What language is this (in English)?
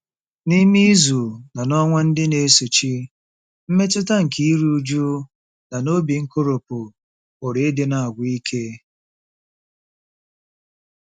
Igbo